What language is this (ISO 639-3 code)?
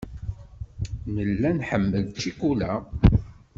kab